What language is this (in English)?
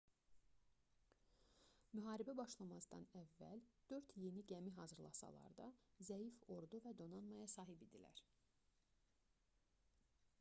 Azerbaijani